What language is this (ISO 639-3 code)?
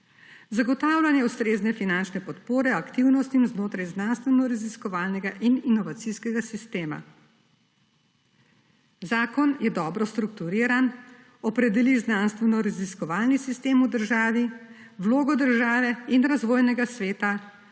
slv